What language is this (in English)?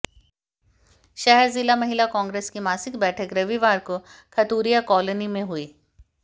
Hindi